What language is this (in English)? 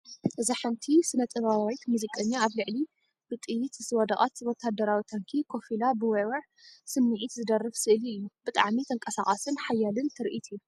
Tigrinya